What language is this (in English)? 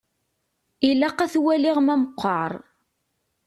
Kabyle